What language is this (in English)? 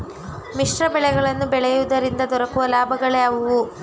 Kannada